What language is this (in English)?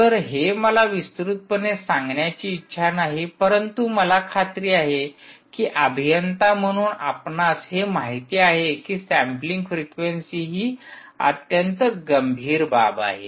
Marathi